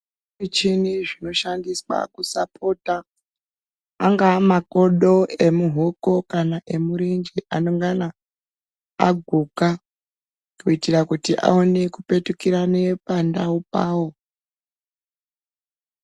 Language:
Ndau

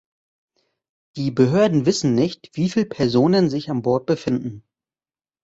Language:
German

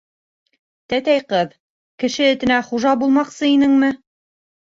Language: Bashkir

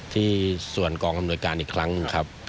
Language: Thai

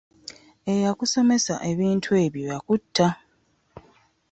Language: Ganda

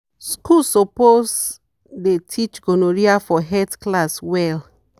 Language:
Nigerian Pidgin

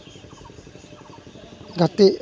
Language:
Santali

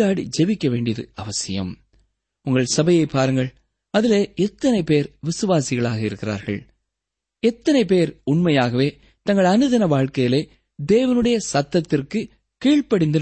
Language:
Tamil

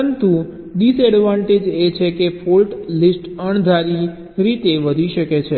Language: Gujarati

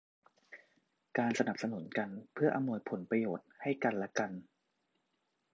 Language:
Thai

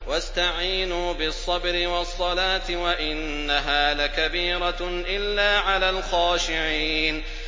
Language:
Arabic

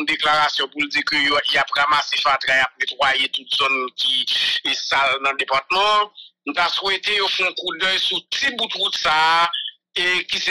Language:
French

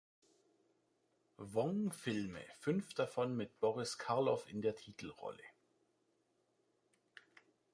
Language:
German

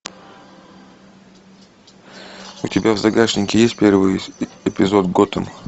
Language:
Russian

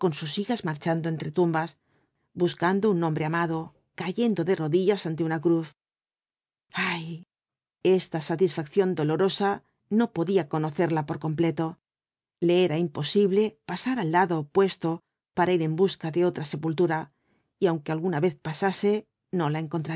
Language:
Spanish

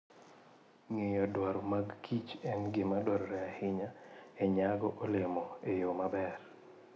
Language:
Luo (Kenya and Tanzania)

